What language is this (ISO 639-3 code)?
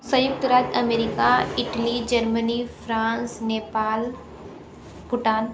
hin